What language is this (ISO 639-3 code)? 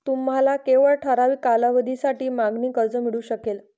mar